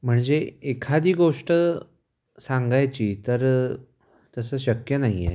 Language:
Marathi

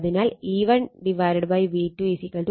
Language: Malayalam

